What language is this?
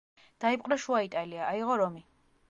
Georgian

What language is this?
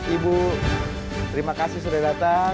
Indonesian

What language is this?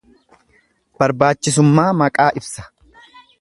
Oromo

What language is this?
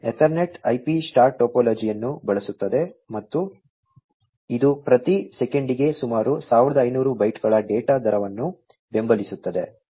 Kannada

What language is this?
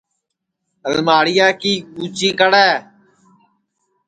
Sansi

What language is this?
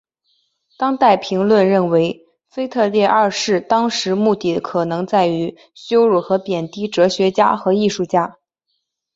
Chinese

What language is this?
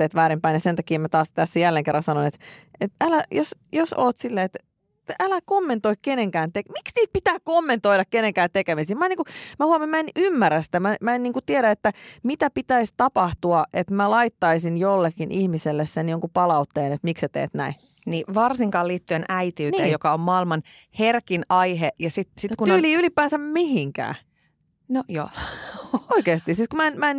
Finnish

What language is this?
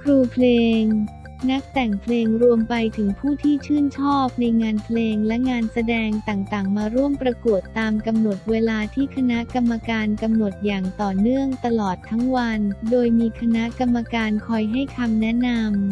Thai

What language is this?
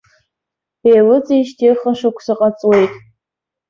Abkhazian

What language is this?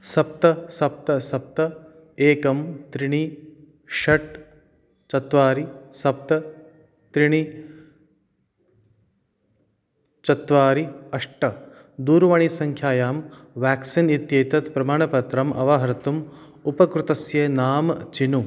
Sanskrit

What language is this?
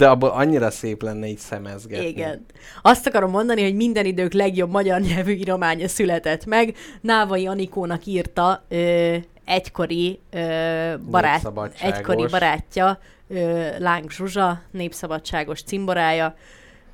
Hungarian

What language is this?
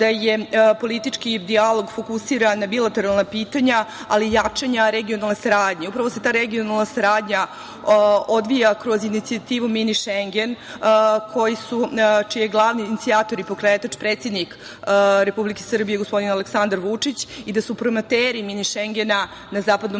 Serbian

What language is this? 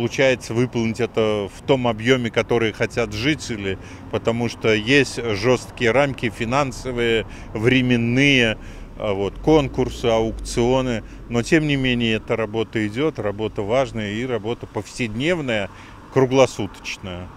Russian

